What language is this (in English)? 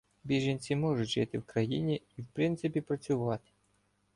Ukrainian